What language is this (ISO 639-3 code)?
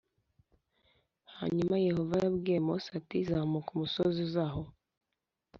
kin